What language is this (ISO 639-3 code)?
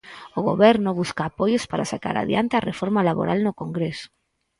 glg